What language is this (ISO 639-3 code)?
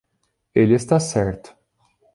por